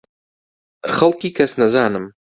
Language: Central Kurdish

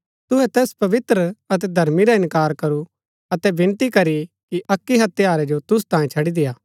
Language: Gaddi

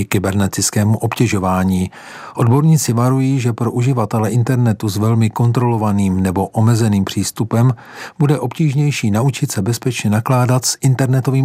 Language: Czech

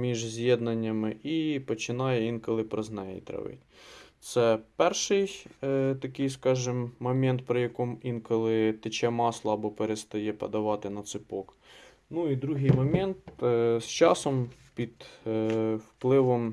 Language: Ukrainian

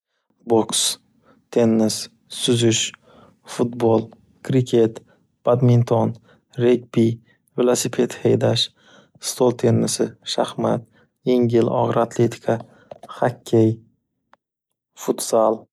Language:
Uzbek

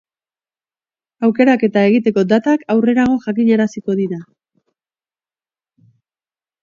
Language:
Basque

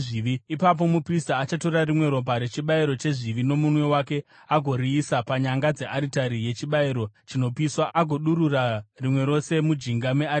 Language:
Shona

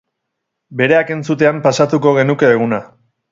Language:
Basque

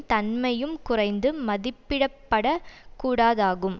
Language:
Tamil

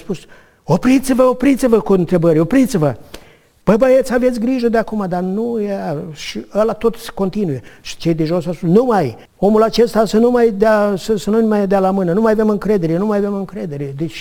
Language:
Romanian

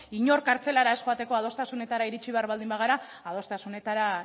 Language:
Basque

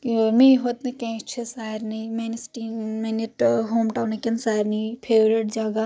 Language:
Kashmiri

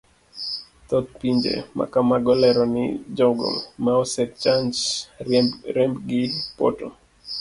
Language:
Luo (Kenya and Tanzania)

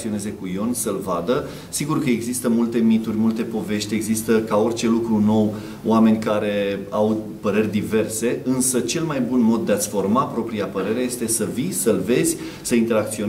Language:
Romanian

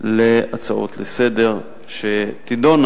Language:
Hebrew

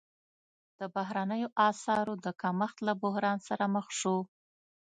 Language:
Pashto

